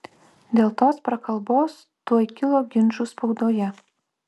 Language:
Lithuanian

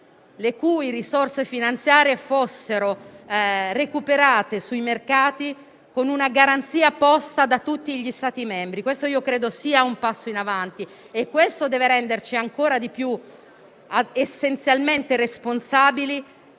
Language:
Italian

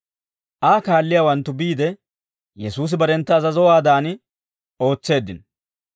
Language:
Dawro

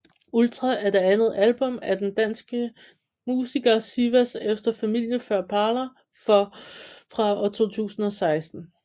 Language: Danish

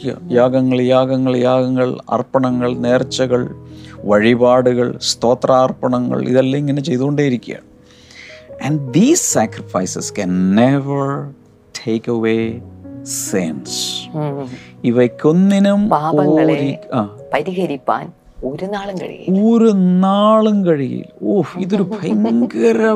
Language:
Malayalam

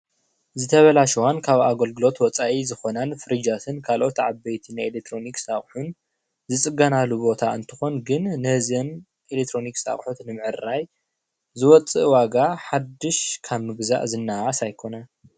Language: Tigrinya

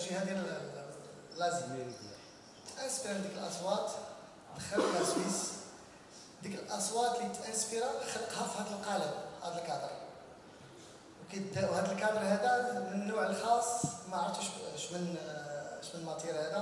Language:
Arabic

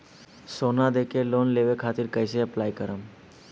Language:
Bhojpuri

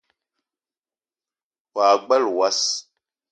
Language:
Eton (Cameroon)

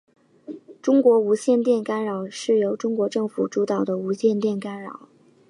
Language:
Chinese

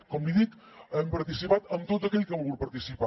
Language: Catalan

